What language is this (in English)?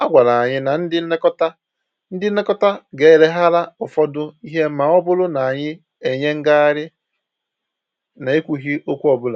Igbo